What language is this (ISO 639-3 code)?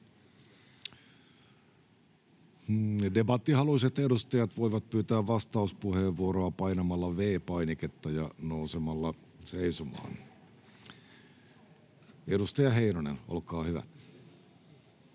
fin